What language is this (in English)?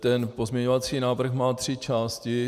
Czech